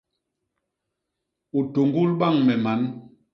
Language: Basaa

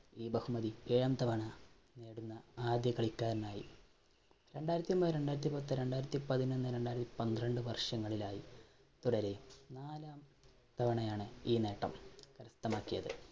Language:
Malayalam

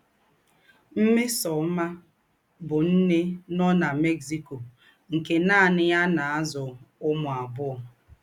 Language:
Igbo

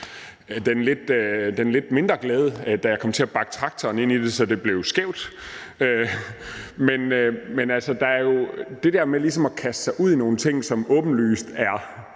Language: Danish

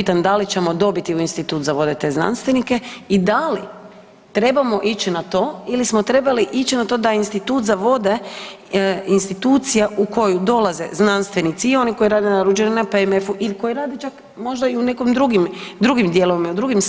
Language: Croatian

